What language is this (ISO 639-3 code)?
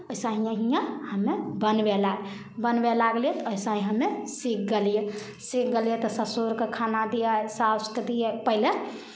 mai